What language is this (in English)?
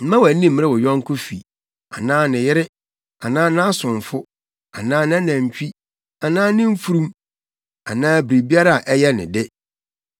Akan